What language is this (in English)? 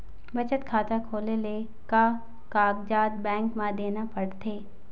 Chhattisgarhi